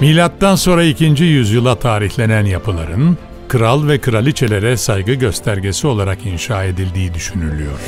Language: Turkish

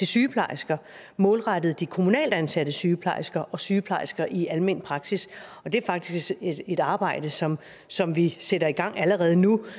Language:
Danish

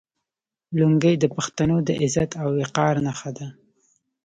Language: Pashto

